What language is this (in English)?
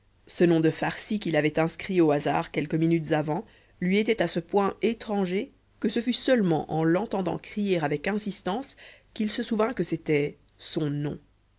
French